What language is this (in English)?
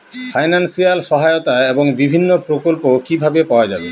Bangla